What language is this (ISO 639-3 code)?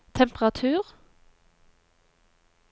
nor